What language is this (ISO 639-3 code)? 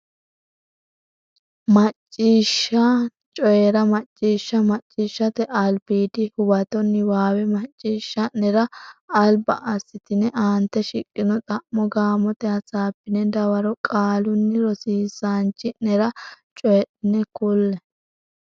sid